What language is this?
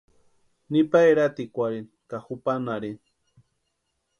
Western Highland Purepecha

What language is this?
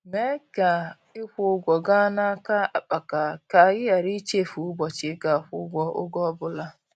Igbo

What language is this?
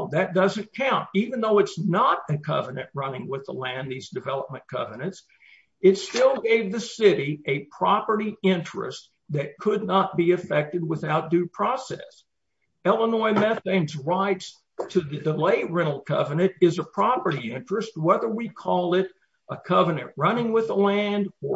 English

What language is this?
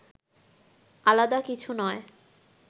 Bangla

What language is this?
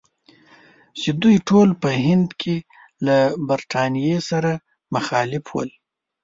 Pashto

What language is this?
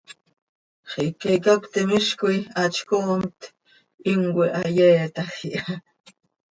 Seri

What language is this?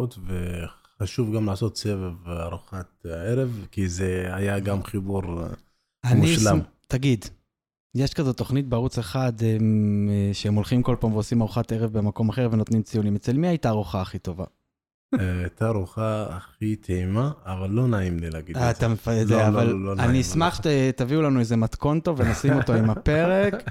Hebrew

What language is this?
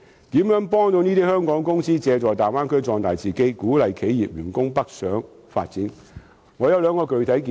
Cantonese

